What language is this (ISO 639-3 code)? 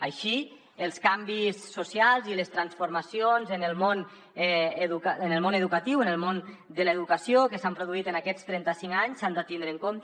cat